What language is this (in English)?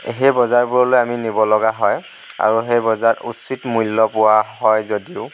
Assamese